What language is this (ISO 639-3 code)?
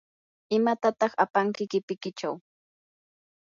qur